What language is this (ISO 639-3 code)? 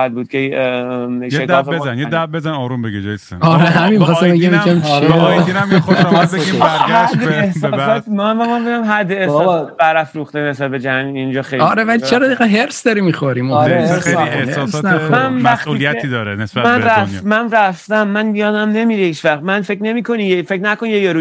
fas